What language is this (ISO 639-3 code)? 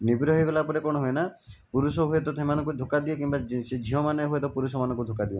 ori